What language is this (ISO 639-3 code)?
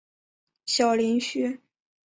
zho